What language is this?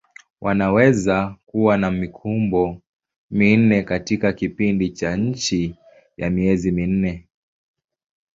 Swahili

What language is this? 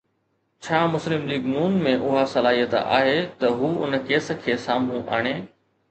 Sindhi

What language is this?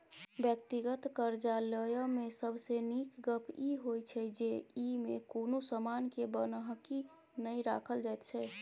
Maithili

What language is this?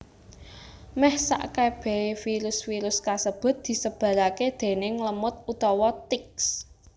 Javanese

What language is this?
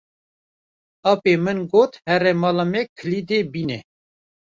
Kurdish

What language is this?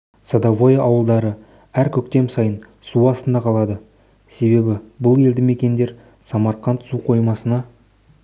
Kazakh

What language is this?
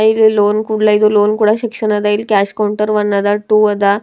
Kannada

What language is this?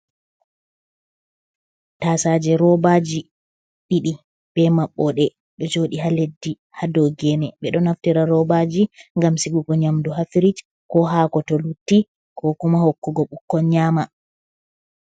Fula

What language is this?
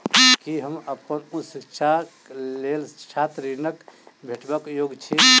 Maithili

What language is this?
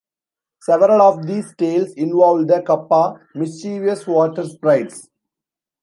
English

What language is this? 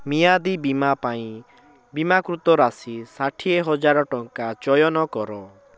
Odia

